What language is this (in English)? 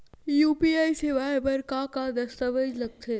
Chhattisgarhi